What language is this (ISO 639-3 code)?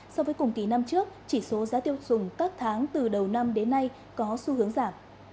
vie